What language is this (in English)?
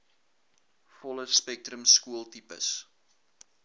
Afrikaans